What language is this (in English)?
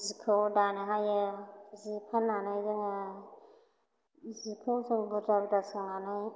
Bodo